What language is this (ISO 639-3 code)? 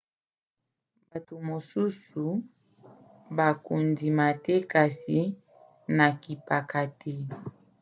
lin